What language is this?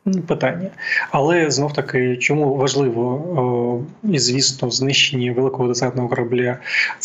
Ukrainian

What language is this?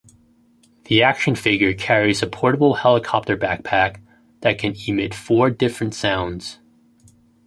English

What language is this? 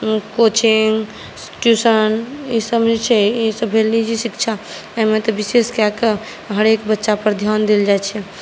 Maithili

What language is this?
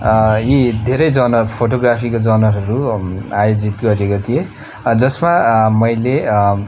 Nepali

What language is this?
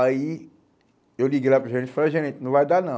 Portuguese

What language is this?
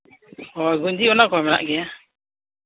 Santali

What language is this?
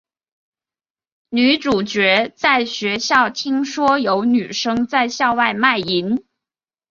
Chinese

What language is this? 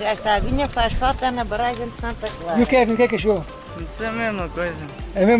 Portuguese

